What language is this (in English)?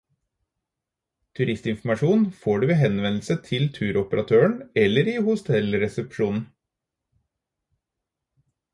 Norwegian Bokmål